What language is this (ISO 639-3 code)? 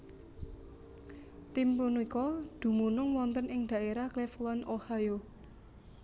jav